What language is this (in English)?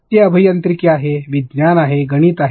Marathi